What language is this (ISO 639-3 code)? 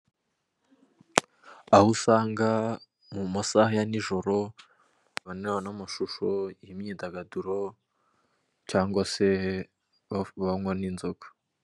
kin